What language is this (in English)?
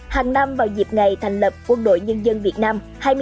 Vietnamese